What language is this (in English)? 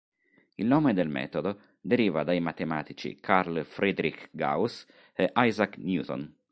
Italian